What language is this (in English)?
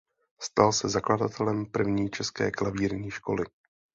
Czech